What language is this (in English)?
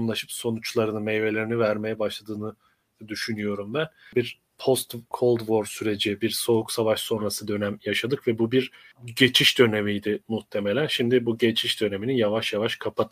Turkish